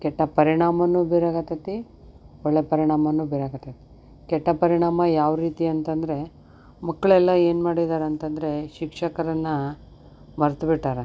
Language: Kannada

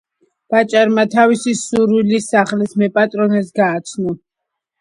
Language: Georgian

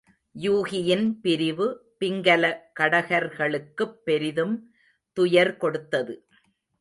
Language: Tamil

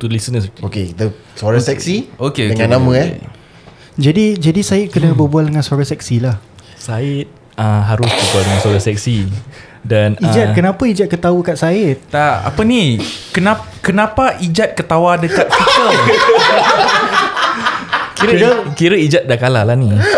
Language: Malay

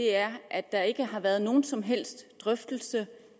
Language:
Danish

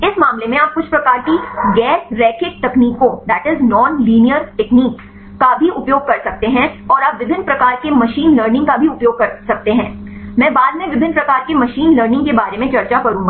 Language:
Hindi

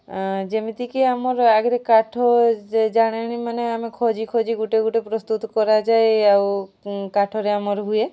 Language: Odia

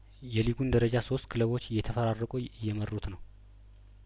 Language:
Amharic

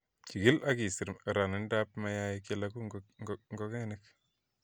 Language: Kalenjin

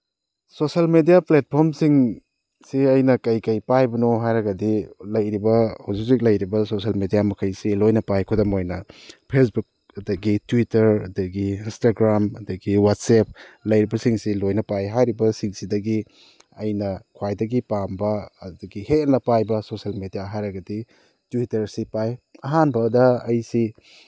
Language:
Manipuri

